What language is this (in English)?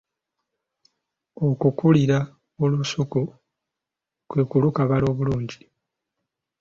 Ganda